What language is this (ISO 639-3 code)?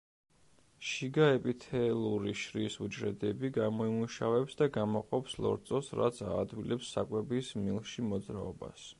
kat